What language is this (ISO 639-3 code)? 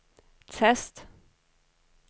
dan